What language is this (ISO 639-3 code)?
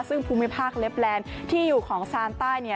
tha